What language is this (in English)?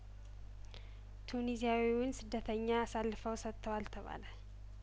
Amharic